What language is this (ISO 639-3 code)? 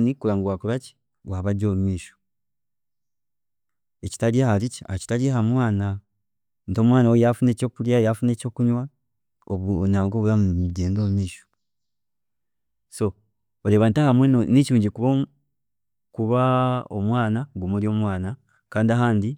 cgg